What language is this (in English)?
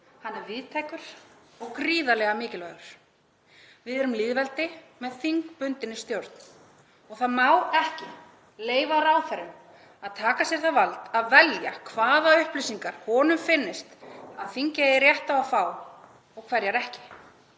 Icelandic